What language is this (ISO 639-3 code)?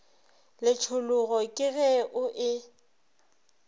nso